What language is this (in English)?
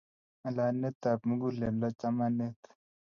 Kalenjin